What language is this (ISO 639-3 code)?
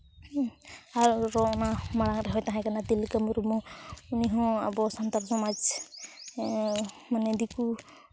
sat